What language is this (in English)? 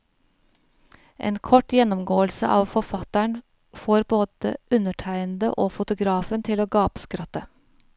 Norwegian